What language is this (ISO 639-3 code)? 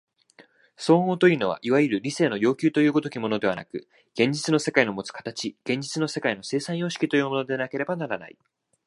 jpn